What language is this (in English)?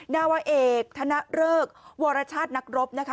Thai